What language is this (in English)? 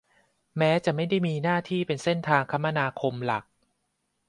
Thai